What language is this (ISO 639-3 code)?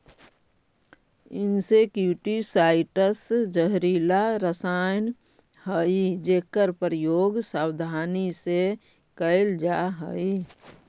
mag